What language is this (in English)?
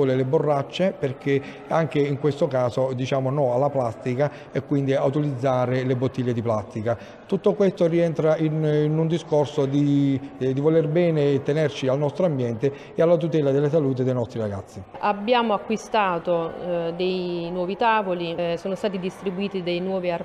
Italian